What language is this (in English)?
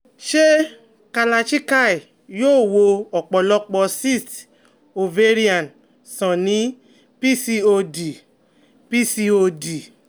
Yoruba